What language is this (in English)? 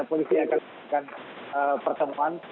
Indonesian